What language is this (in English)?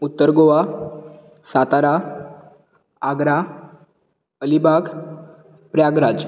Konkani